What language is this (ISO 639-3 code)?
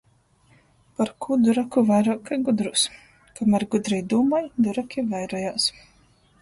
ltg